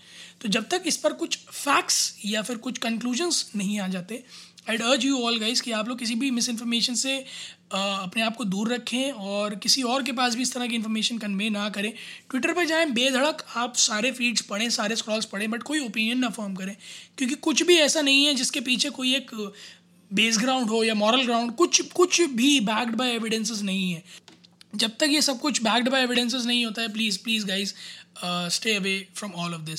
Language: Hindi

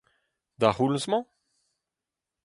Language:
Breton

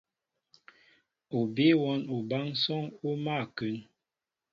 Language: Mbo (Cameroon)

